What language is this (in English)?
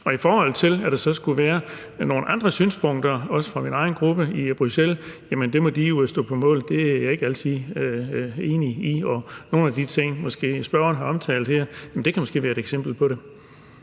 Danish